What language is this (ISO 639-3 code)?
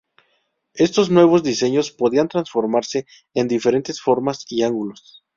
spa